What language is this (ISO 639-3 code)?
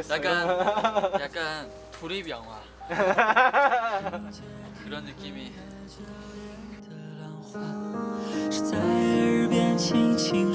kor